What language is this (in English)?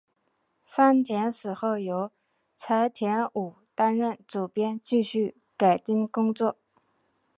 Chinese